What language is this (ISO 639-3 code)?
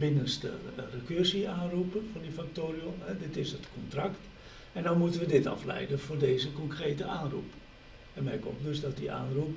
nld